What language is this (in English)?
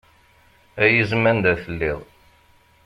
Kabyle